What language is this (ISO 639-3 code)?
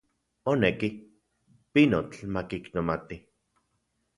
ncx